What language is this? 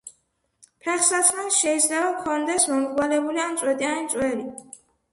Georgian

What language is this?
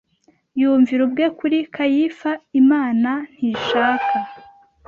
Kinyarwanda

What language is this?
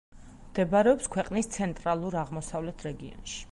Georgian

